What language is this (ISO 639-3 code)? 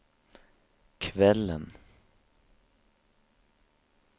swe